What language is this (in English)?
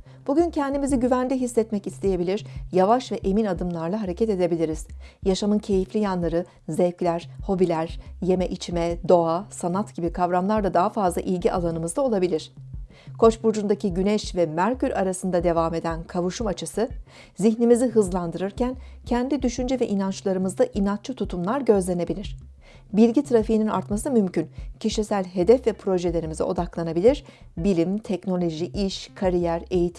Turkish